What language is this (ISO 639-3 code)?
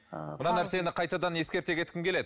kaz